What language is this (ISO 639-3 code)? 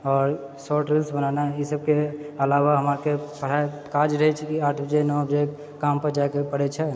mai